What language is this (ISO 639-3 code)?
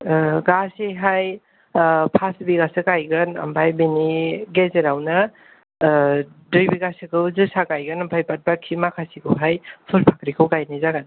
brx